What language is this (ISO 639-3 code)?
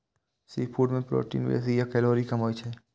mai